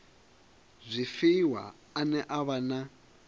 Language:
Venda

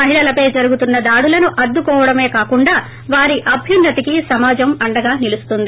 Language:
Telugu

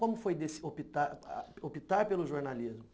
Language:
Portuguese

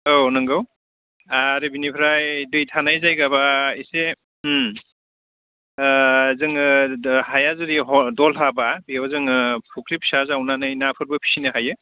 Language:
Bodo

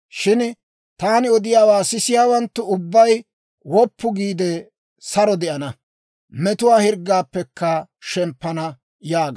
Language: Dawro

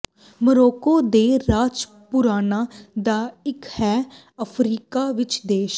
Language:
Punjabi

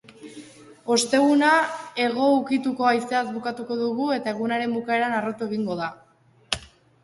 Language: Basque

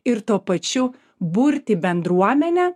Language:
Lithuanian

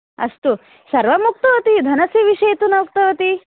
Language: Sanskrit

